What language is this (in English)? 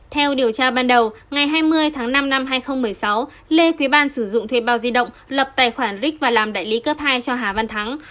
Vietnamese